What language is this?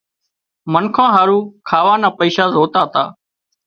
Wadiyara Koli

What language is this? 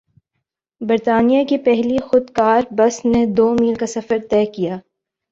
Urdu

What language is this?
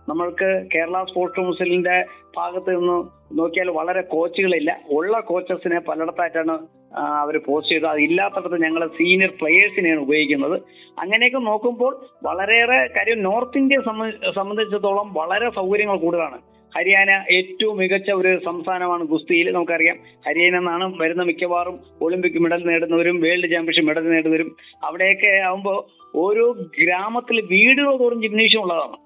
Malayalam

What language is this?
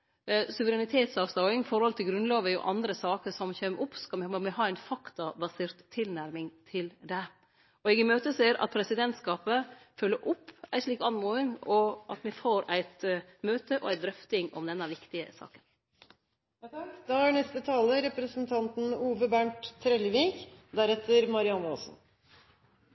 Norwegian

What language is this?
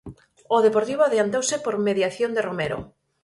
Galician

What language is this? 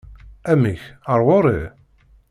Kabyle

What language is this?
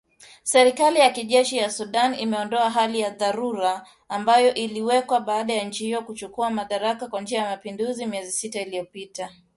Swahili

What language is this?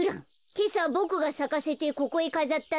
Japanese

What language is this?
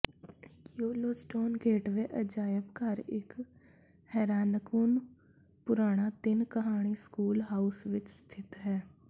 Punjabi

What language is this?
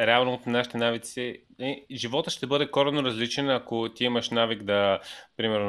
Bulgarian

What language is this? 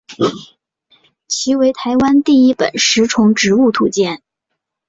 Chinese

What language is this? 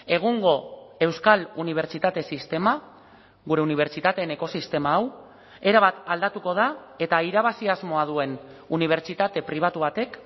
Basque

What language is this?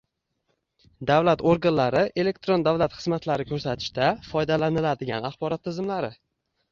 Uzbek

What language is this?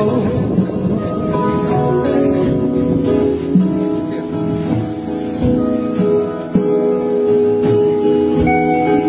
Arabic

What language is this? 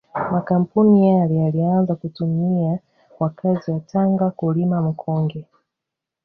Swahili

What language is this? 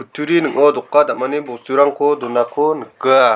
Garo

